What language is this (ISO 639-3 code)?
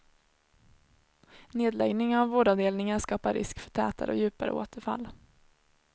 swe